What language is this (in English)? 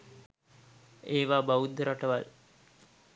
Sinhala